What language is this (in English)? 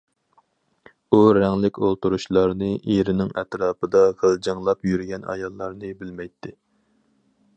Uyghur